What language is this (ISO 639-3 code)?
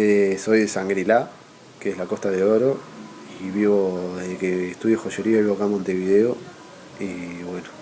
spa